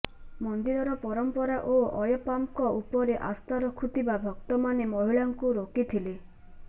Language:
Odia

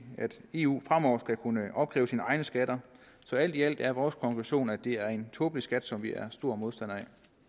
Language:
Danish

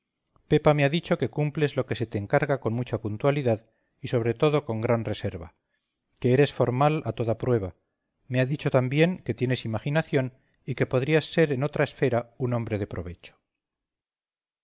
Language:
Spanish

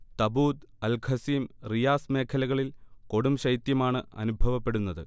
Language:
Malayalam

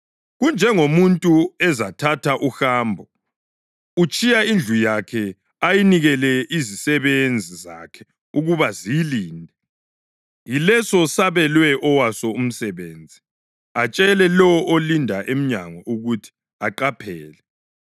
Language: North Ndebele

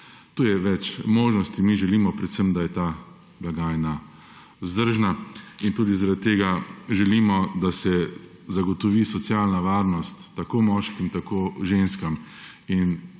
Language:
Slovenian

